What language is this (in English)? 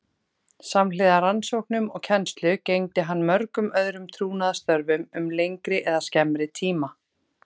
Icelandic